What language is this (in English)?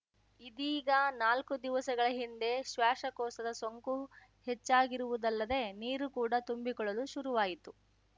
Kannada